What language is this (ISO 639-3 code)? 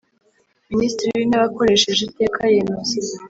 kin